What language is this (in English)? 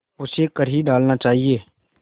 Hindi